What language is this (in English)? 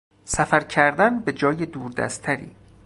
Persian